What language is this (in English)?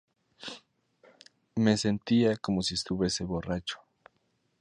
Spanish